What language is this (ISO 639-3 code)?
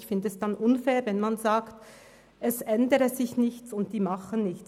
gsw